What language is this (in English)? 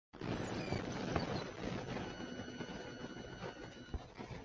Chinese